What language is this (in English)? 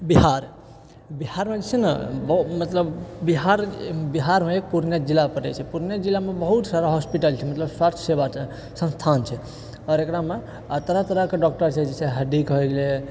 Maithili